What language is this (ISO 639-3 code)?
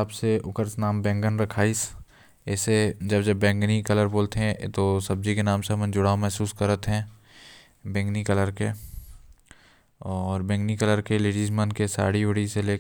kfp